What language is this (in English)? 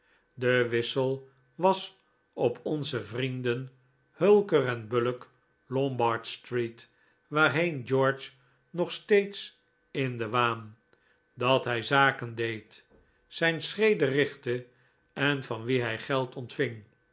Dutch